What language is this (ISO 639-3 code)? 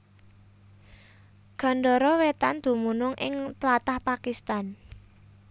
jav